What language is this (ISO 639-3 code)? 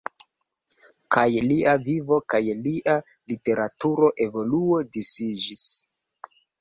epo